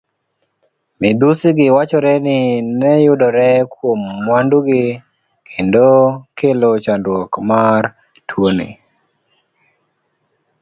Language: Luo (Kenya and Tanzania)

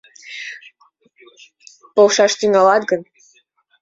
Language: Mari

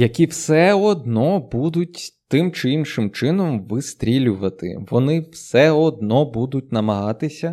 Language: Ukrainian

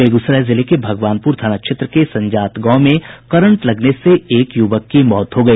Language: Hindi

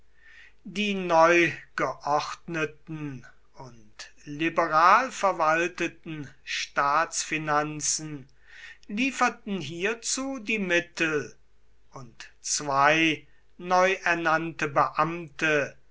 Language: German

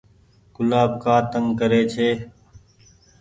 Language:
Goaria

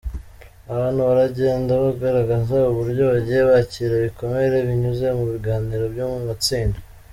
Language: Kinyarwanda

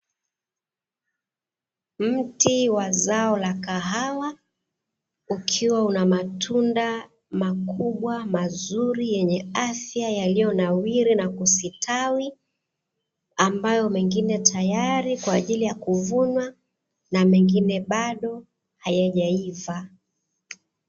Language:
Swahili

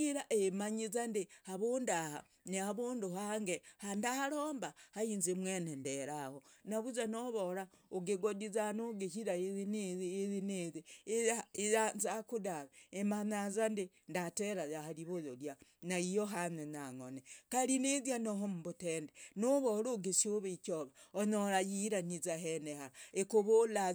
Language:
Logooli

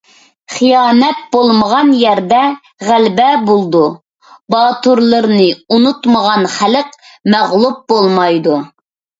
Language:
Uyghur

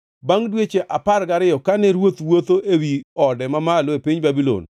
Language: Luo (Kenya and Tanzania)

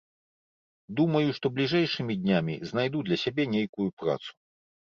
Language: Belarusian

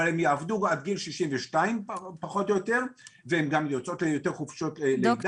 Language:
Hebrew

